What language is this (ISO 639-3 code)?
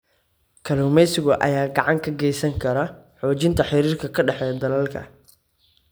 som